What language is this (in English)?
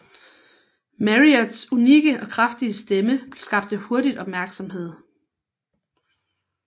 Danish